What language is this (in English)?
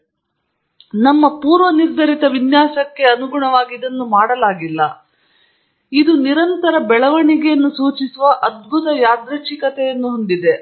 Kannada